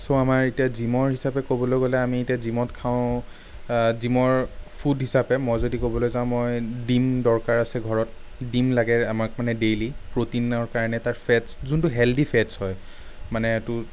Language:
Assamese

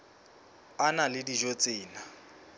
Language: Southern Sotho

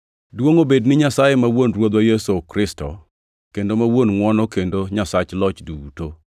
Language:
Luo (Kenya and Tanzania)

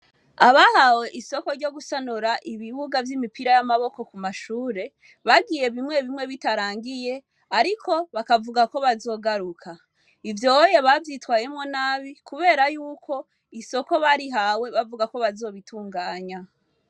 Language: Rundi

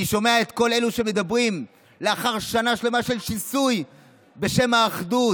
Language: Hebrew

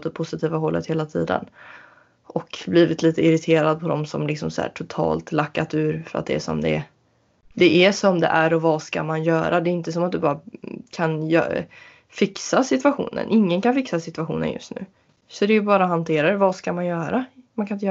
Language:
Swedish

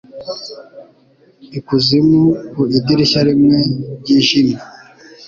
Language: Kinyarwanda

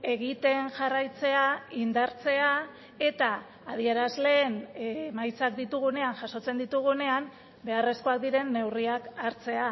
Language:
Basque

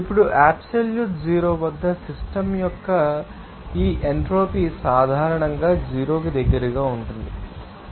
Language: Telugu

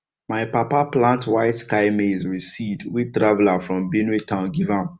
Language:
Nigerian Pidgin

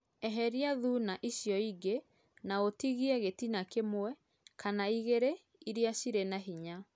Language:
Kikuyu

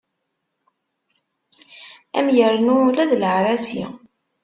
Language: Kabyle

